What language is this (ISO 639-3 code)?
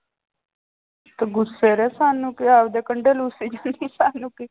pan